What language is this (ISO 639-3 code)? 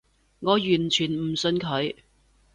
yue